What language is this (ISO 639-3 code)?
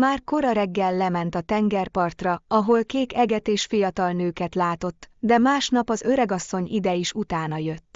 hun